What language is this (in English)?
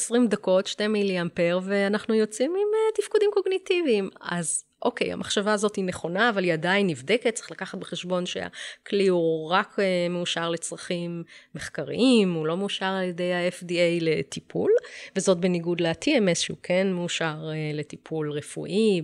Hebrew